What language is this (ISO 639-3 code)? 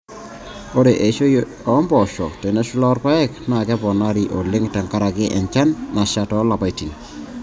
mas